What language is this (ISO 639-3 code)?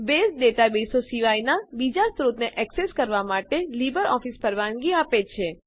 guj